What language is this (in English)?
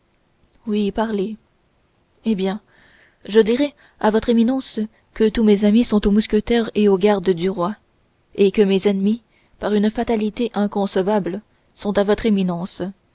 French